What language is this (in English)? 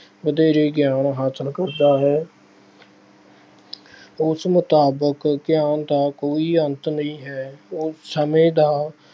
Punjabi